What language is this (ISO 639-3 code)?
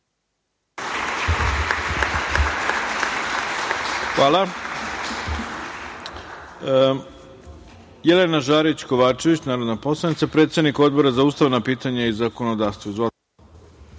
srp